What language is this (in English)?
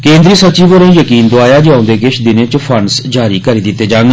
Dogri